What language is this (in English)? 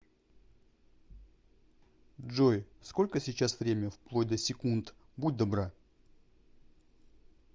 Russian